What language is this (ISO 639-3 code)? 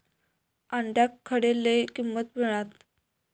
mar